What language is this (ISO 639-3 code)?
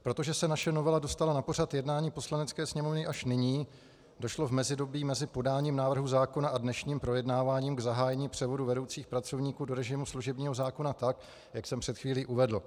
ces